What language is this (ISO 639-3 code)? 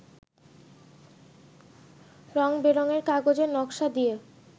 ben